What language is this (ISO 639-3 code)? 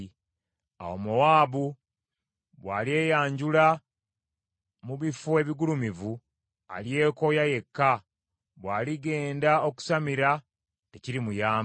lug